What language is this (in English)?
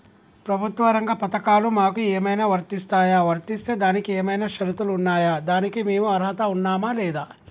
Telugu